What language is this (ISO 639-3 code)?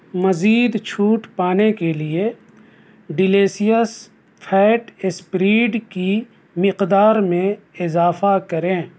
urd